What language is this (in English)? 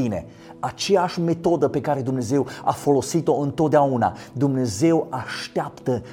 Romanian